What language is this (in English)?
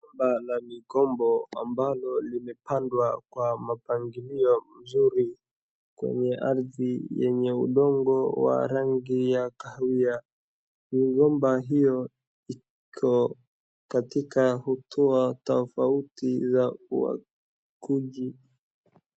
Swahili